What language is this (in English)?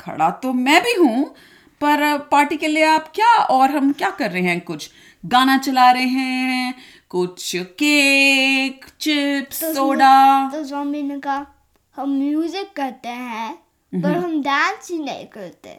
Hindi